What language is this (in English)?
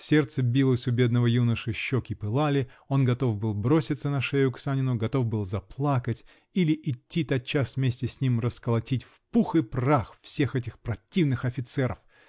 Russian